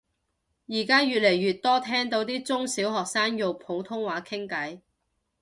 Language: Cantonese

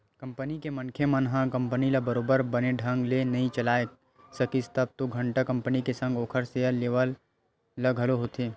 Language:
Chhattisgarhi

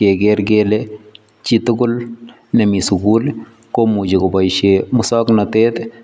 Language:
Kalenjin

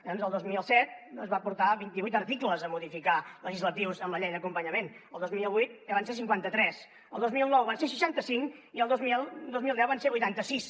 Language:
Catalan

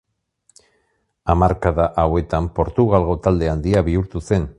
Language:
Basque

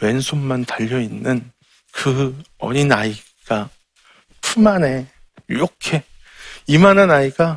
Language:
Korean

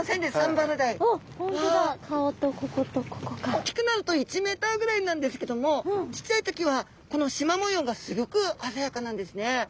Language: Japanese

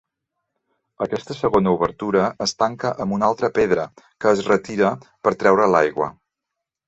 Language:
Catalan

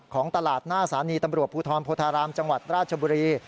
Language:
Thai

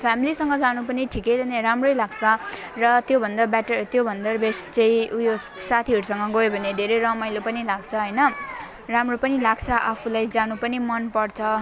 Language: Nepali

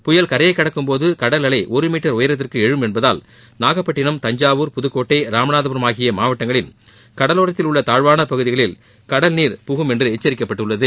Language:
Tamil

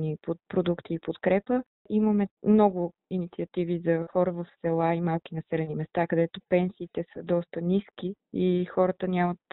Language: Bulgarian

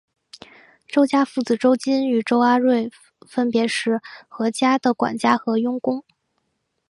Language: Chinese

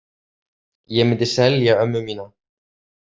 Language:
Icelandic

